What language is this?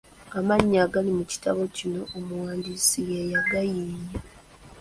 Ganda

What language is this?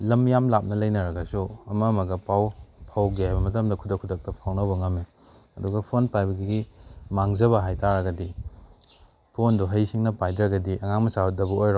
Manipuri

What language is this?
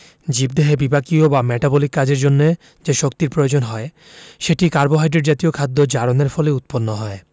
Bangla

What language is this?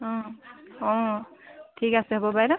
Assamese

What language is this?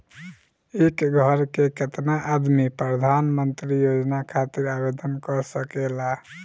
Bhojpuri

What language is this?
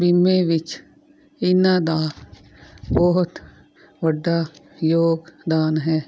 Punjabi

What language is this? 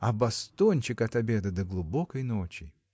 Russian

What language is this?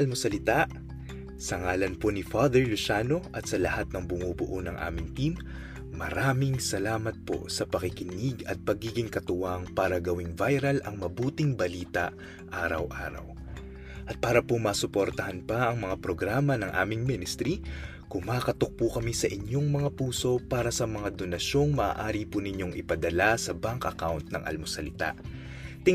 Filipino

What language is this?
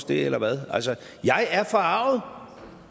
Danish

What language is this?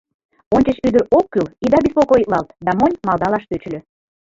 Mari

